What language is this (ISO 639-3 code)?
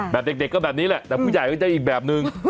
tha